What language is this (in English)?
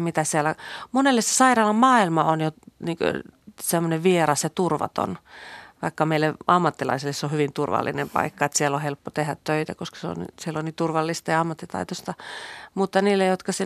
Finnish